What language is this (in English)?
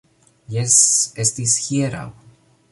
Esperanto